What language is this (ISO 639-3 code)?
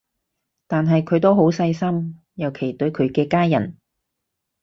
yue